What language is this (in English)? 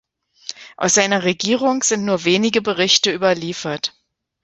German